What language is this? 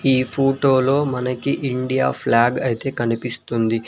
Telugu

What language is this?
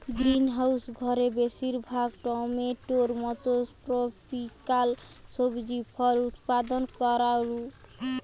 Bangla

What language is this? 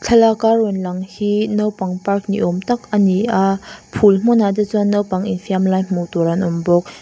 Mizo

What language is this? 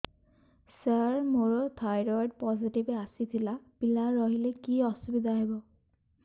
Odia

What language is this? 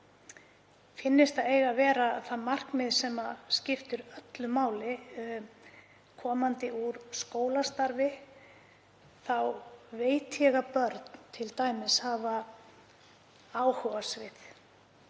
Icelandic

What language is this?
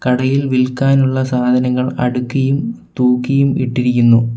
Malayalam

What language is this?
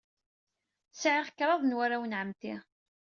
Kabyle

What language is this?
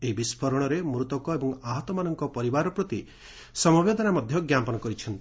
Odia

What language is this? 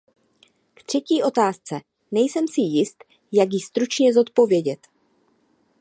Czech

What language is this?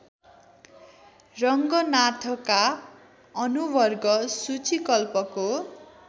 Nepali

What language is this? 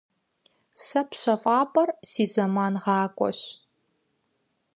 Kabardian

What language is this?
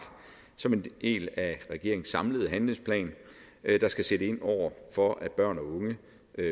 Danish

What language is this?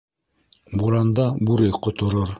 Bashkir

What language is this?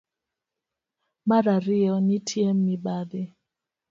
Luo (Kenya and Tanzania)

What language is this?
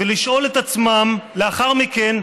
Hebrew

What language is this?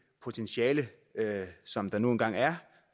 Danish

